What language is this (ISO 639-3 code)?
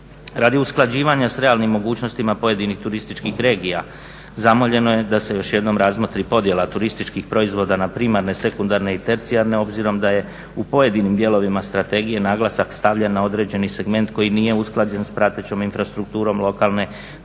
hrv